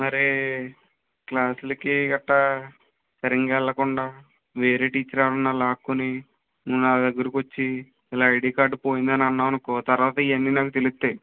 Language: Telugu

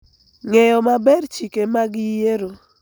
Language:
Luo (Kenya and Tanzania)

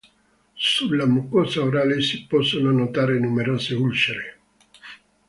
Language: Italian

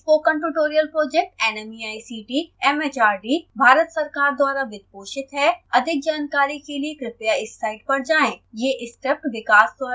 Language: Hindi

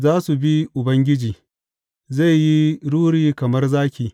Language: Hausa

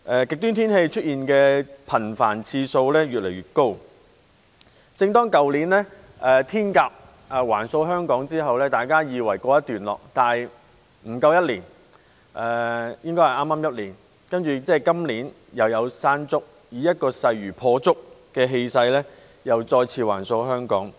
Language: Cantonese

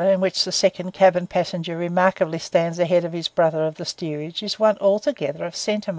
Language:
English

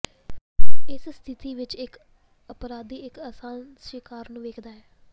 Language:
Punjabi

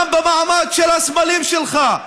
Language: Hebrew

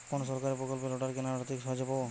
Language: Bangla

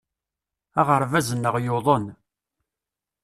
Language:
Kabyle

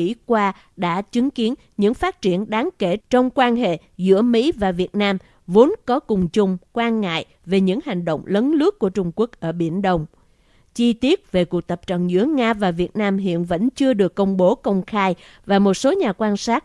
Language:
Vietnamese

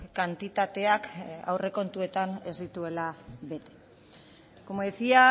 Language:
Basque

